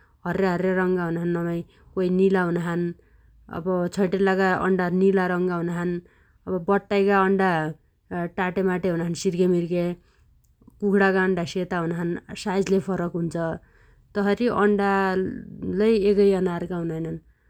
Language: Dotyali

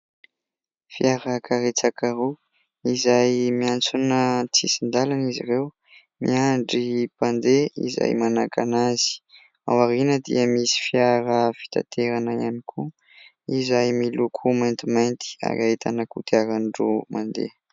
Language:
Malagasy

